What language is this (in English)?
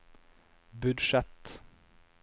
Norwegian